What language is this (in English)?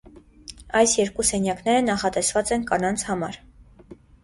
Armenian